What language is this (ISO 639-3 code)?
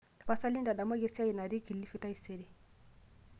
mas